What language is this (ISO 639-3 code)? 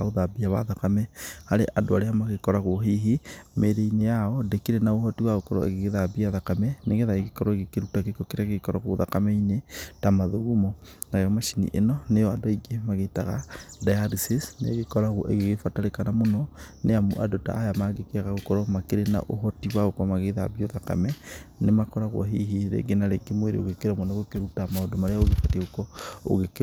kik